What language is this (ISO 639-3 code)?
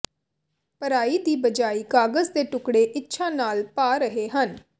pan